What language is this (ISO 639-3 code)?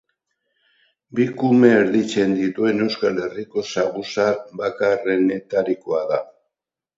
eus